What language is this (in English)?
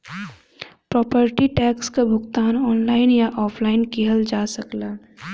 Bhojpuri